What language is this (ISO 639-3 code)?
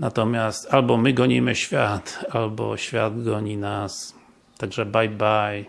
pol